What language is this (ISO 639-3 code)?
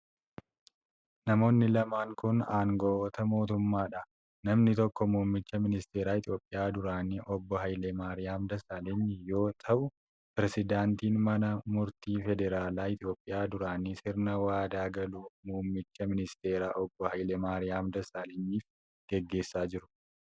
orm